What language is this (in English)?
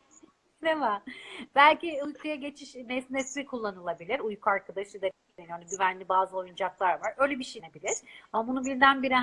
Turkish